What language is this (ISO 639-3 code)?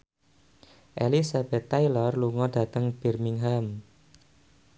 jav